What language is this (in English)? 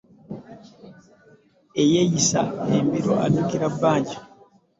Ganda